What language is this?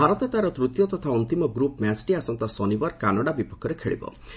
Odia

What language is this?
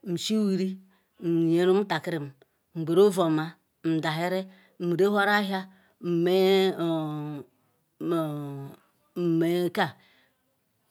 Ikwere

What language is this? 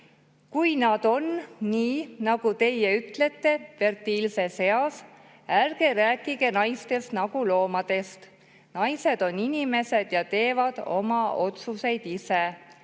Estonian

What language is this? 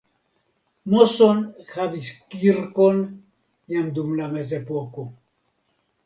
Esperanto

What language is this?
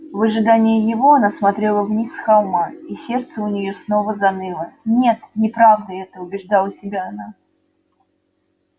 Russian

